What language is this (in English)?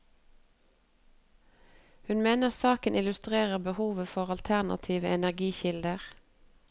Norwegian